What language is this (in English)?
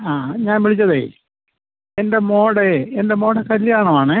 Malayalam